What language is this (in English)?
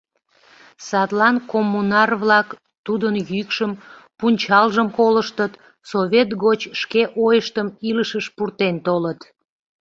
Mari